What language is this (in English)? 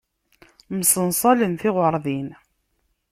Kabyle